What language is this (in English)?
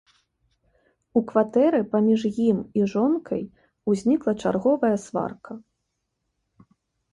Belarusian